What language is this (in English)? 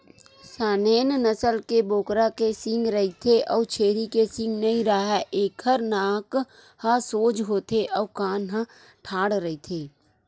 Chhattisgarhi